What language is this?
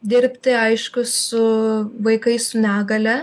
Lithuanian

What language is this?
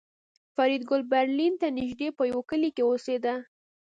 Pashto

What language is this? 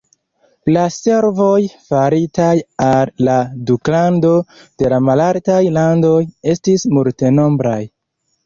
Esperanto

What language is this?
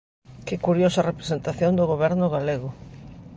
Galician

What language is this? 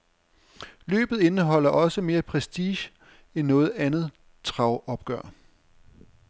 Danish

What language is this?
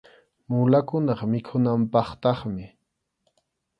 Arequipa-La Unión Quechua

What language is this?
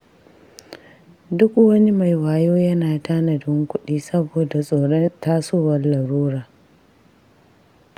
Hausa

